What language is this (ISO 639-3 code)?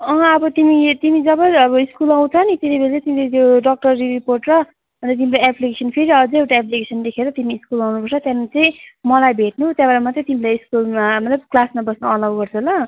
nep